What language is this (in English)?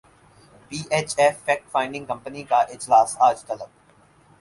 Urdu